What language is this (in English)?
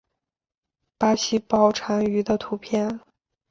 Chinese